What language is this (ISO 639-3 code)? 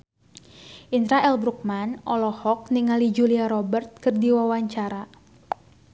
sun